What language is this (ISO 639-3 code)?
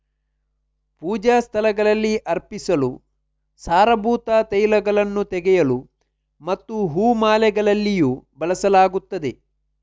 kan